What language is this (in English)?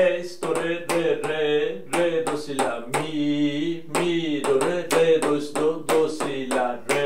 Turkish